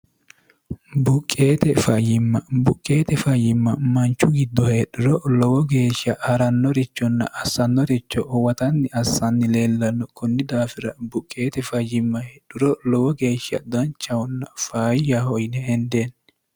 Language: Sidamo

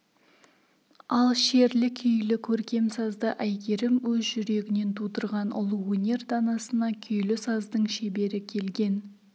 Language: Kazakh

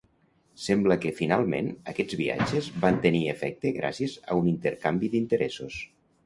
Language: Catalan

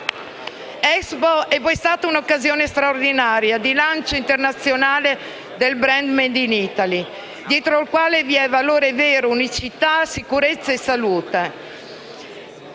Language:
Italian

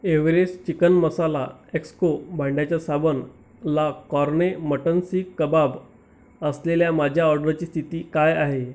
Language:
Marathi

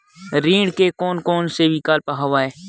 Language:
Chhattisgarhi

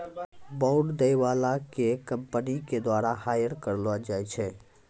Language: Maithili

